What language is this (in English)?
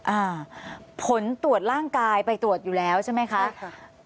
Thai